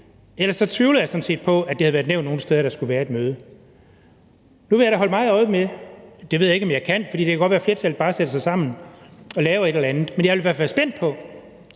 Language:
Danish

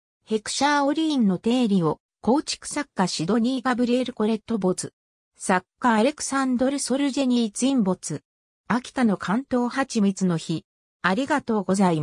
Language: Japanese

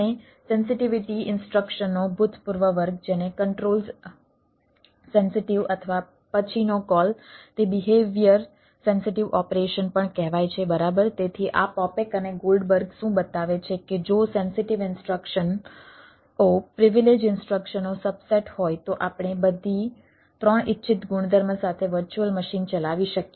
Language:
Gujarati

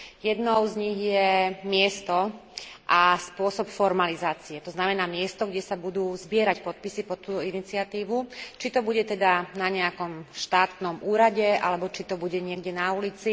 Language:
Slovak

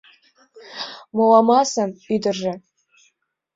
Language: Mari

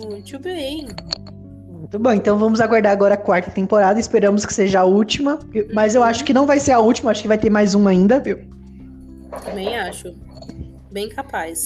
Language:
Portuguese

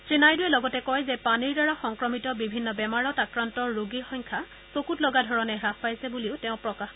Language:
Assamese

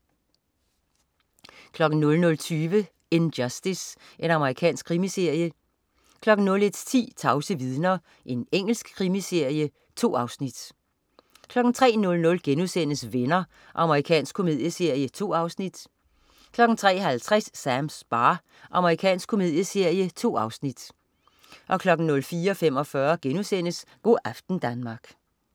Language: Danish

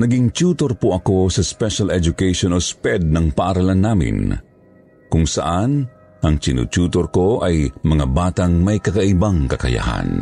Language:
Filipino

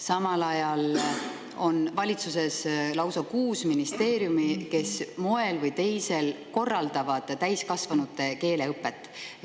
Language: Estonian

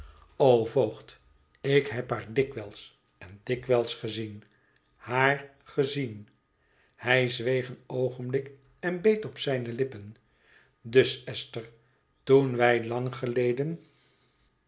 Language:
Dutch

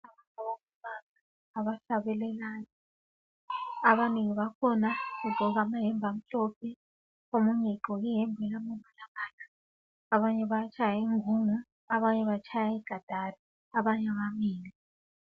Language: North Ndebele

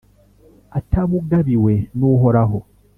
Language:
Kinyarwanda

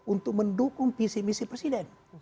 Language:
Indonesian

